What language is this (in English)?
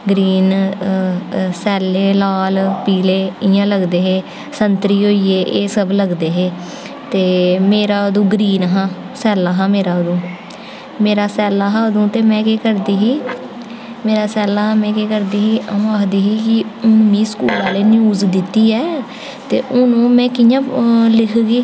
Dogri